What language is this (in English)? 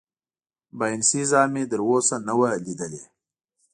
Pashto